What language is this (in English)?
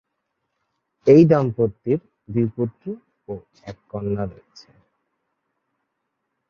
Bangla